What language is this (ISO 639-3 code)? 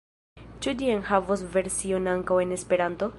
epo